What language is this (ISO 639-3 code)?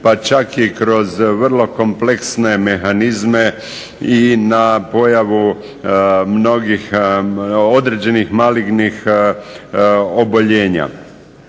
hrv